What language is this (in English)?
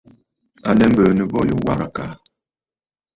Bafut